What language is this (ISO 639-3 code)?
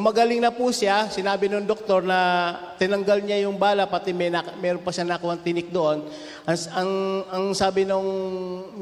fil